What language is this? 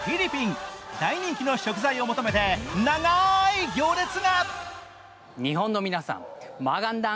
Japanese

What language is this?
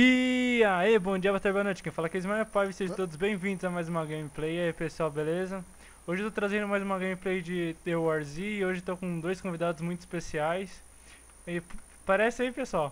Portuguese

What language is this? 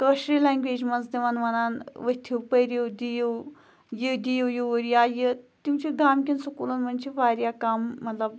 Kashmiri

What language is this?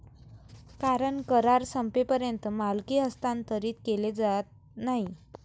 Marathi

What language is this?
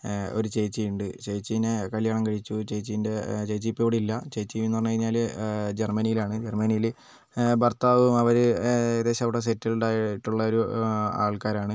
Malayalam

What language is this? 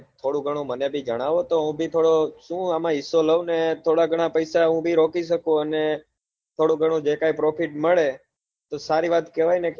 Gujarati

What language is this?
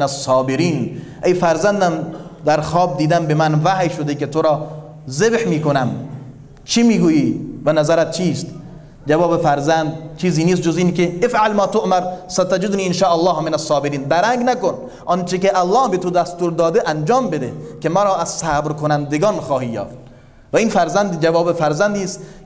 Persian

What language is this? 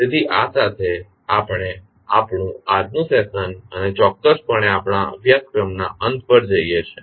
Gujarati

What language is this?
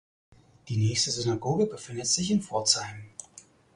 German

